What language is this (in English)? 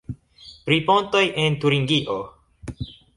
Esperanto